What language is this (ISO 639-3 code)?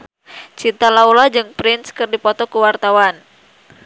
sun